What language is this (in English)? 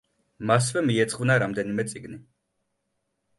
Georgian